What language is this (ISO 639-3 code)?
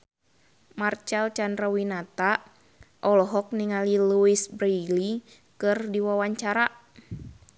sun